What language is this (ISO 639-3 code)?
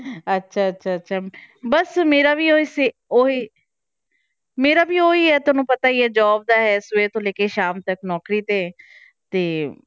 pan